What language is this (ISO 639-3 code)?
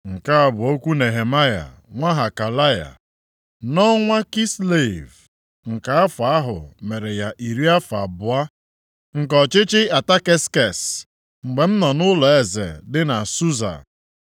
ibo